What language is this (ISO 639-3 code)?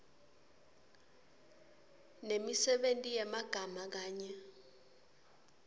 ssw